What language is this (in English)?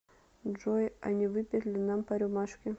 Russian